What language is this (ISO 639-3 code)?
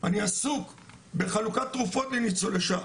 heb